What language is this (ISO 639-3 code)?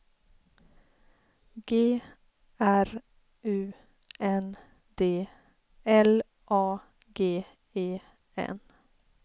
swe